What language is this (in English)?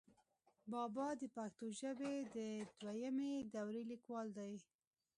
Pashto